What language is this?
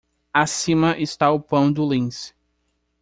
Portuguese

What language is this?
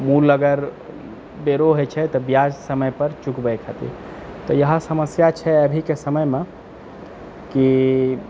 Maithili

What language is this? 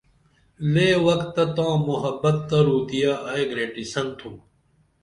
Dameli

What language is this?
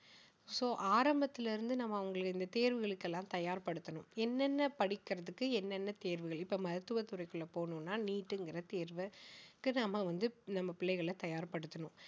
Tamil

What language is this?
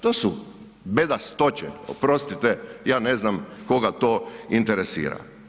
Croatian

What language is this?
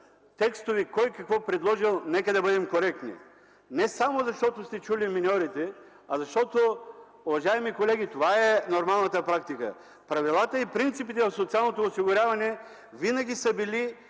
Bulgarian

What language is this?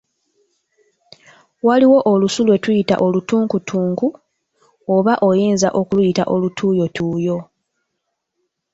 Ganda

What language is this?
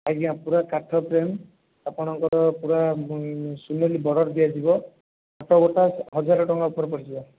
Odia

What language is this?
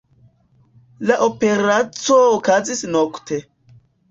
Esperanto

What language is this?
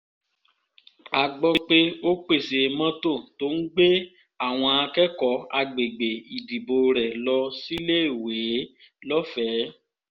Yoruba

